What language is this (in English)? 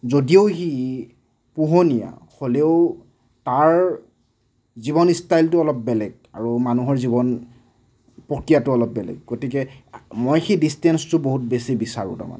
Assamese